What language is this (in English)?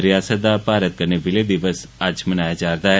Dogri